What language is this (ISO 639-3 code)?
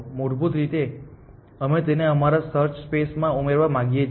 guj